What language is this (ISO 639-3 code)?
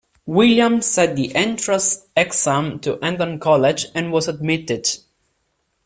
eng